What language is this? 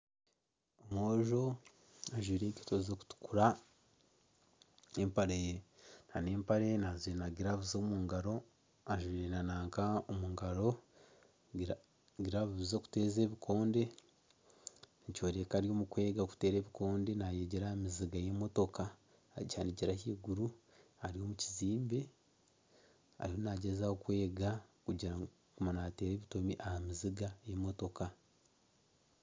Nyankole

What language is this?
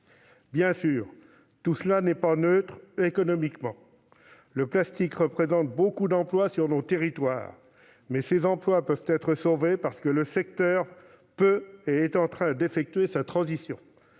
French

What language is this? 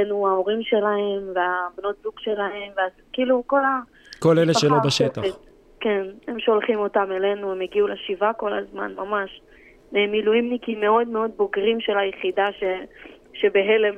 Hebrew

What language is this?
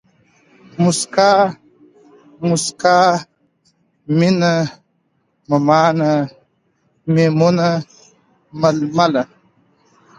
Pashto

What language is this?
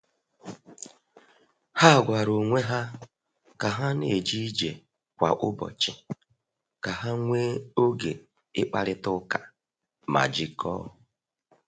Igbo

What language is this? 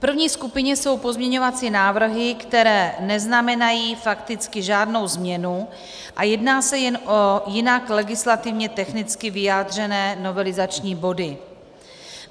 Czech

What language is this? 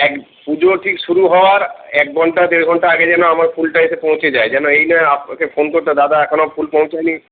Bangla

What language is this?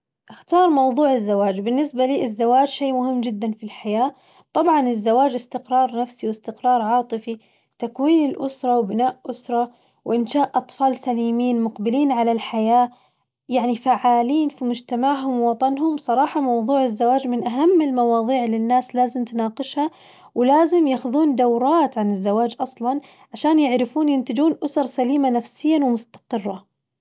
Najdi Arabic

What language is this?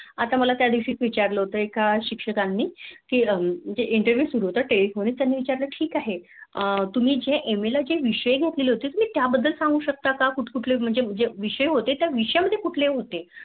Marathi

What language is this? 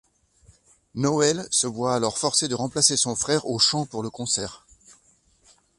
French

